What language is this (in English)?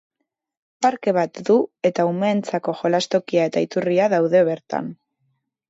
Basque